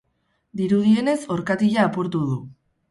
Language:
Basque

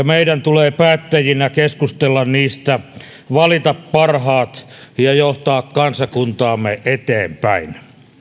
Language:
Finnish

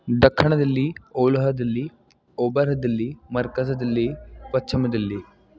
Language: Sindhi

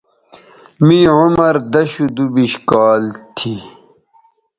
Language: Bateri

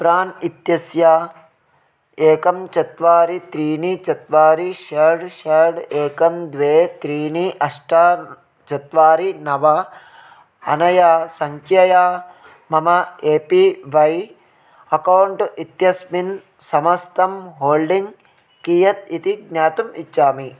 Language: Sanskrit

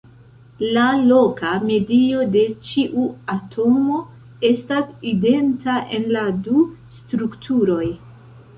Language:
Esperanto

